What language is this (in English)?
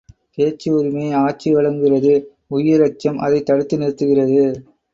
Tamil